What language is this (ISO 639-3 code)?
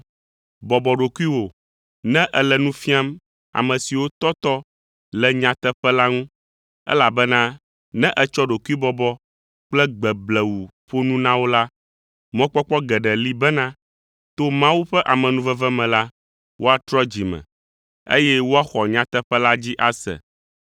ewe